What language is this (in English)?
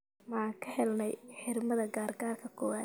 Somali